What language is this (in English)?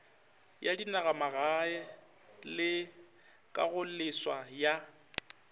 Northern Sotho